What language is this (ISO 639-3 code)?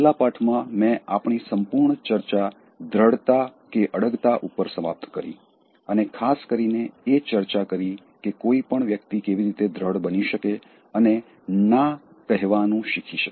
guj